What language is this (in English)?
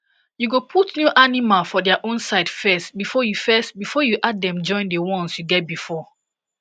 Nigerian Pidgin